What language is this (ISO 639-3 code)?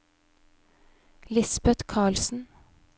nor